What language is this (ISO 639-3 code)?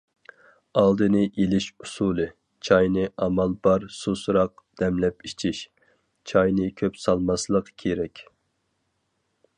uig